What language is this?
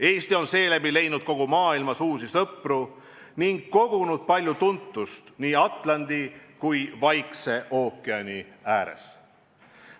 Estonian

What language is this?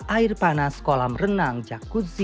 Indonesian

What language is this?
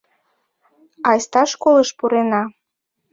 Mari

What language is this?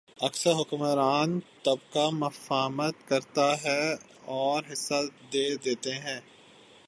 Urdu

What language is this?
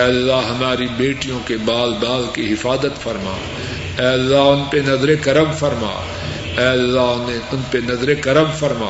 Urdu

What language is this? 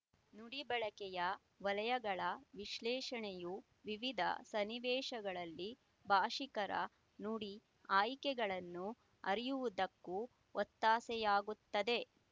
Kannada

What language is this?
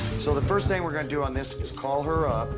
English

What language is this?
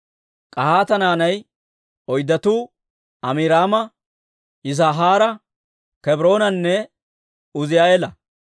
Dawro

